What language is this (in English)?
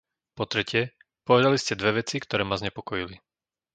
Slovak